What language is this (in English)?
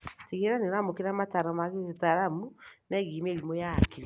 Kikuyu